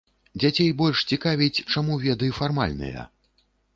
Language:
Belarusian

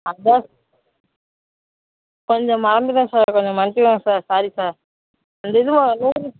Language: Tamil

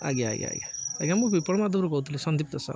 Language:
Odia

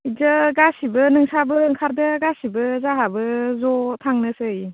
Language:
Bodo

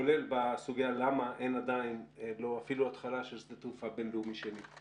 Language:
Hebrew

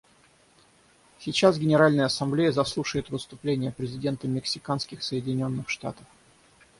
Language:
Russian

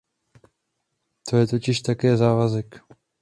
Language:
Czech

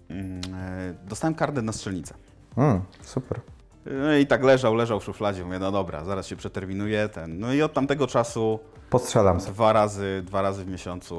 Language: Polish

